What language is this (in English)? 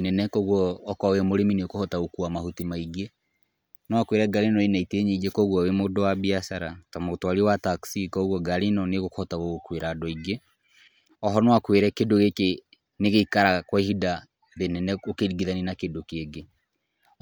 Kikuyu